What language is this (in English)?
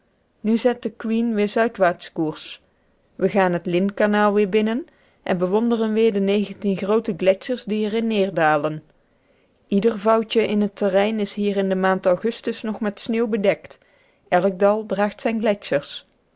Dutch